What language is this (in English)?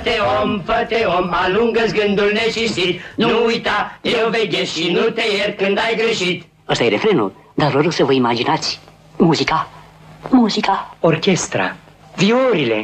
Romanian